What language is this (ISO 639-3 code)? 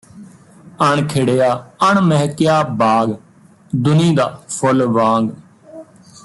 pan